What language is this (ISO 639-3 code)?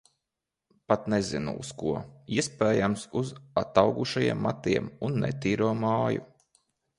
lav